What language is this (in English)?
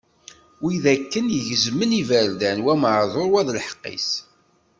Kabyle